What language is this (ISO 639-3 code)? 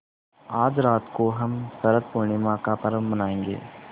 hin